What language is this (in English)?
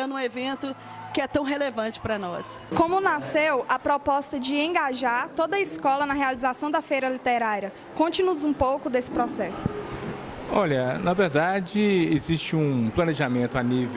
Portuguese